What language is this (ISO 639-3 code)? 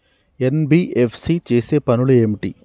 tel